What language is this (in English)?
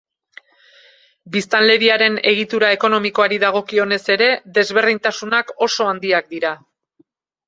Basque